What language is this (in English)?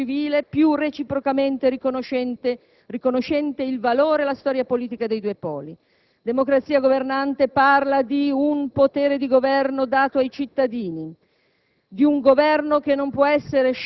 Italian